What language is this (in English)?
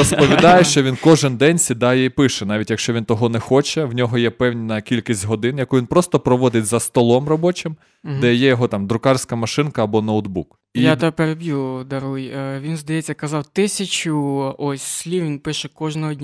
Ukrainian